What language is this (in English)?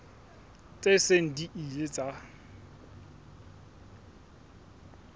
Southern Sotho